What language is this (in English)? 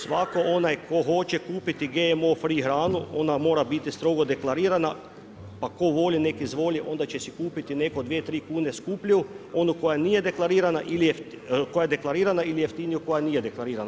Croatian